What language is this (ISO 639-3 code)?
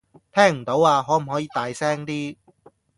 yue